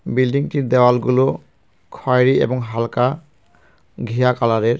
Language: Bangla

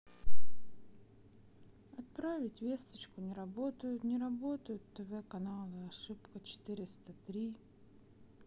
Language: Russian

